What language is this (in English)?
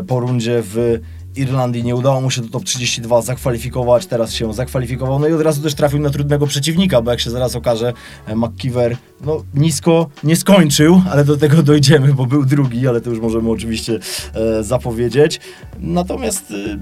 Polish